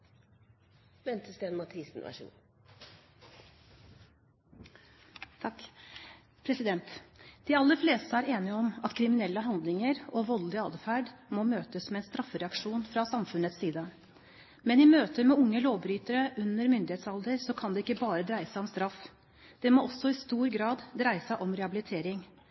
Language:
Norwegian Bokmål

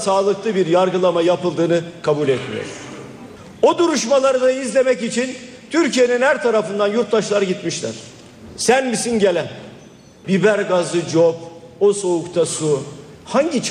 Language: Turkish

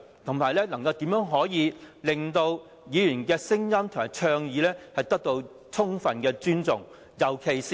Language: Cantonese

